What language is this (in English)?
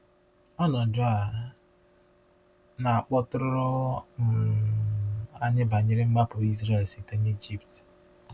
Igbo